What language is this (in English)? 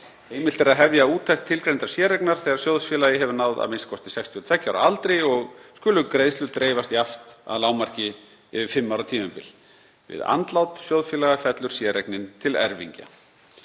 Icelandic